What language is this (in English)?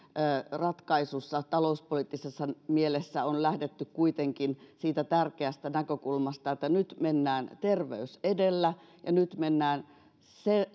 Finnish